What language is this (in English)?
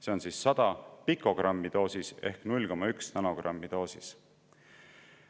Estonian